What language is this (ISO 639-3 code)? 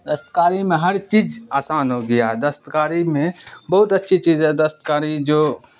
urd